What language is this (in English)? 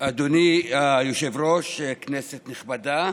Hebrew